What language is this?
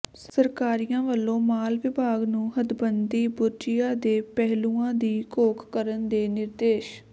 Punjabi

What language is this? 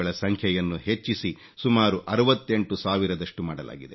Kannada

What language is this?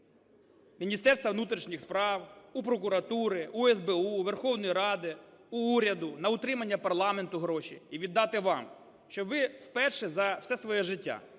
Ukrainian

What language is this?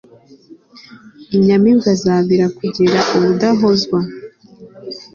Kinyarwanda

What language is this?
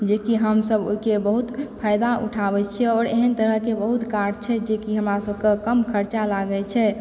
Maithili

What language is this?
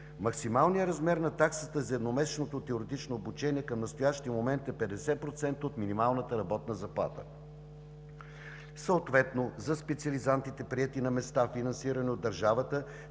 Bulgarian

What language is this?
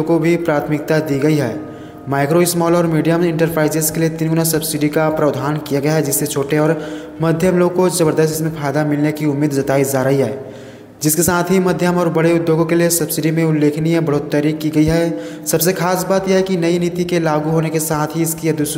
Hindi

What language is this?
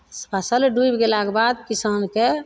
Maithili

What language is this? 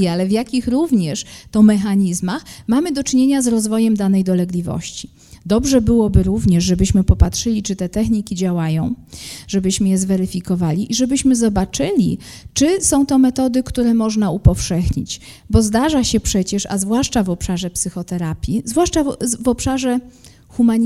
Polish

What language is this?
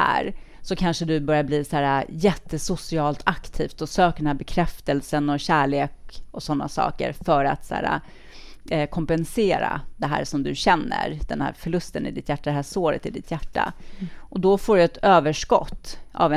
Swedish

